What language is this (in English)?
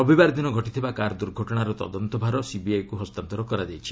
Odia